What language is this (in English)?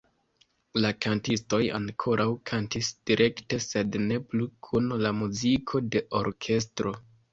Esperanto